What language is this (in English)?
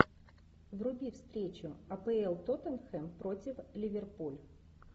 Russian